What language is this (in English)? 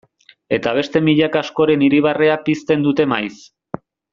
Basque